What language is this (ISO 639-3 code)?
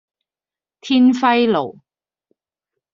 yue